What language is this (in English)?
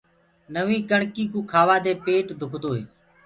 Gurgula